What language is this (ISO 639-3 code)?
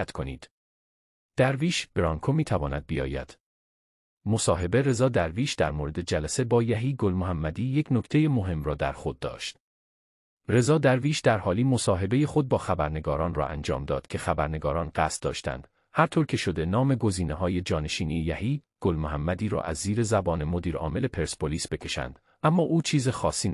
fas